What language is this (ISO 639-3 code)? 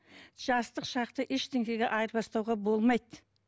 kaz